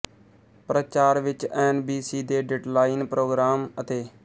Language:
Punjabi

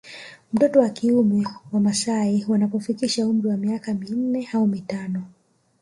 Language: Swahili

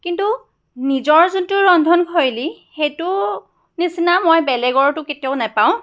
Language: Assamese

